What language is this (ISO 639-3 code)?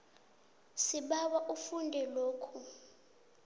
nbl